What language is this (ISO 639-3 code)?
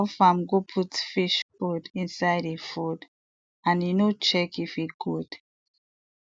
pcm